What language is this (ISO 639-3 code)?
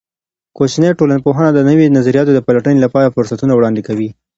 pus